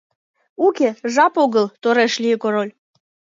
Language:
Mari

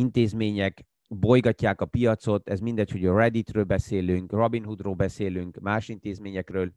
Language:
Hungarian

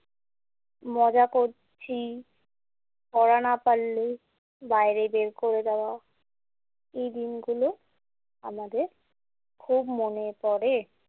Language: Bangla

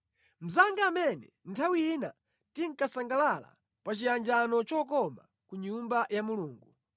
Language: Nyanja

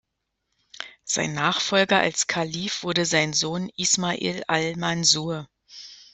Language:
German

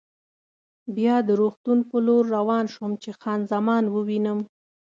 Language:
Pashto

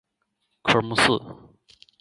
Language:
Chinese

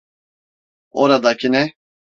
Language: Turkish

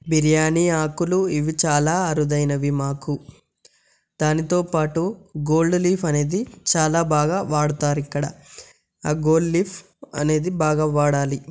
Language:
Telugu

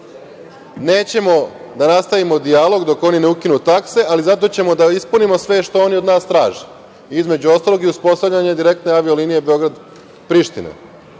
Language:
Serbian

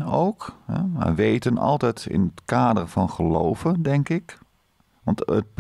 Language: Dutch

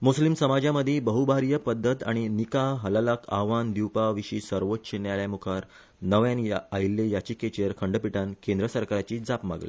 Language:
Konkani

